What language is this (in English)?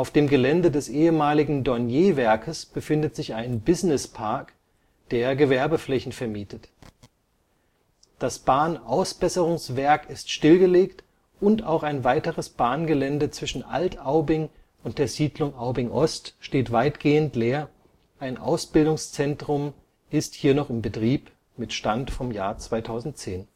German